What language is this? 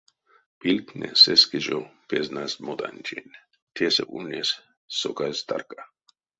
Erzya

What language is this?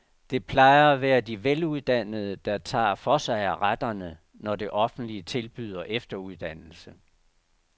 Danish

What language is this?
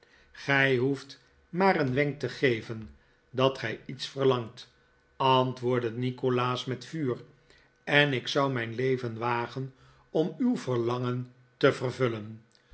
Dutch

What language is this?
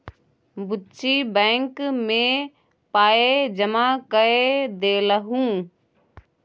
Maithili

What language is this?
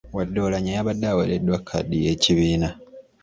Ganda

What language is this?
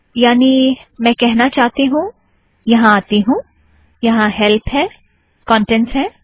Hindi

